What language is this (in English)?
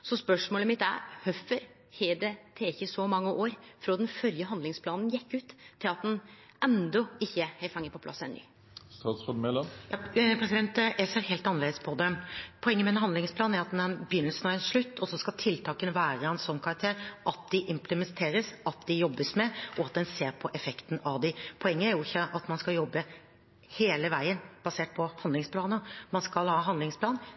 Norwegian